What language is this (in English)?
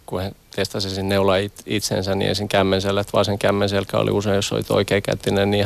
Finnish